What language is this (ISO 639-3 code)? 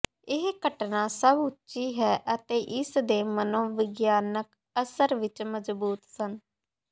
pan